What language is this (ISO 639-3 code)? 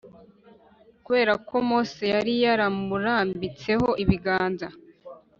kin